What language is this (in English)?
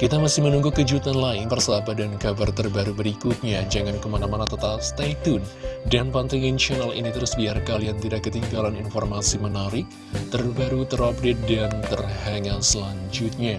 Indonesian